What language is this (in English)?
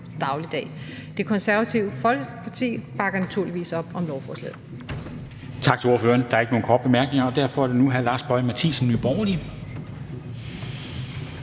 Danish